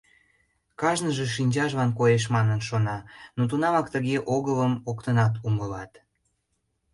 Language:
Mari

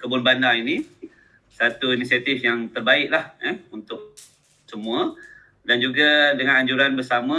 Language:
Malay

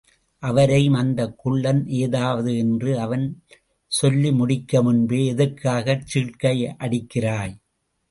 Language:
Tamil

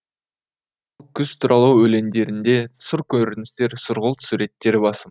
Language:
Kazakh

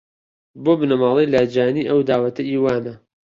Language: Central Kurdish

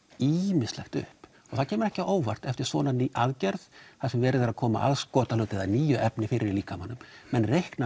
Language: Icelandic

